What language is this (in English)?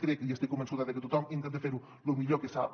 Catalan